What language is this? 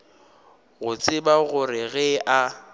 Northern Sotho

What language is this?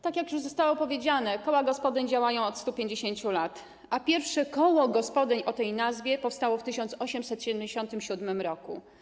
Polish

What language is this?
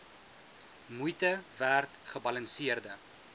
Afrikaans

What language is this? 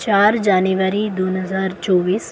Marathi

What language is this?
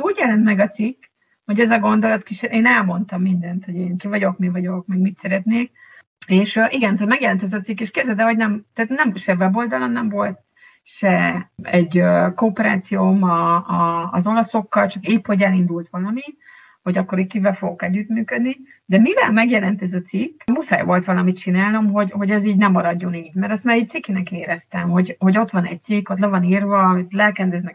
Hungarian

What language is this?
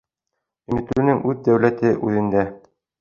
Bashkir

